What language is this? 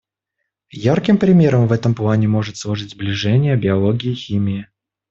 Russian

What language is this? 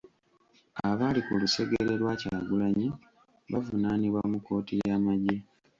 Ganda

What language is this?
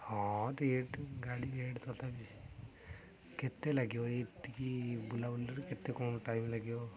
Odia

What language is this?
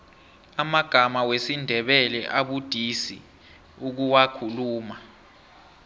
South Ndebele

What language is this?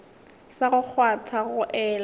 Northern Sotho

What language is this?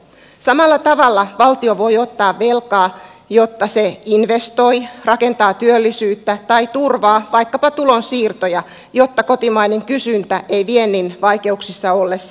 Finnish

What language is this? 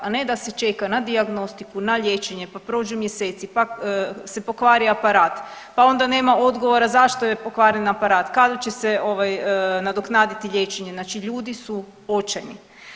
Croatian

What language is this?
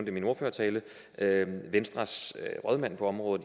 Danish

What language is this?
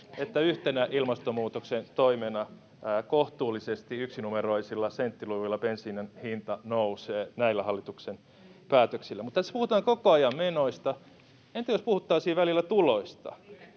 Finnish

